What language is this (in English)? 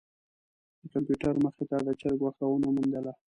Pashto